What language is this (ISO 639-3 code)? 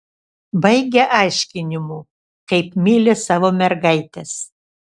lit